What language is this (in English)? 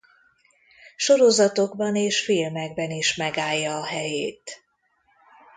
Hungarian